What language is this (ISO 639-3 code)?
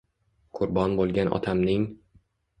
uzb